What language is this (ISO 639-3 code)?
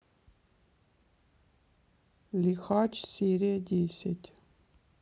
rus